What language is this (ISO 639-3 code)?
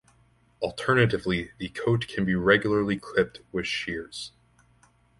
eng